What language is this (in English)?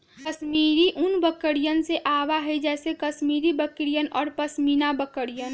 Magahi